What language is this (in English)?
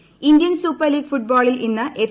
Malayalam